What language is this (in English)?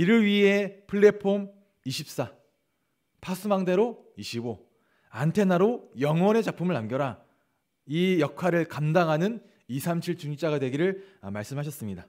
Korean